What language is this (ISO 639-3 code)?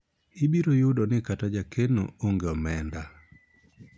luo